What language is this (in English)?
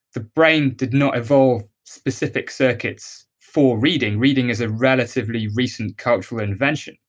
English